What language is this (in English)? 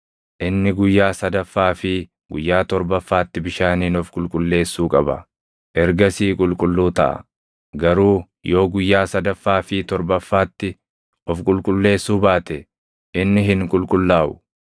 Oromo